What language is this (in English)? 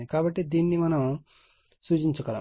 Telugu